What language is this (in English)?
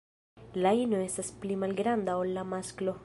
Esperanto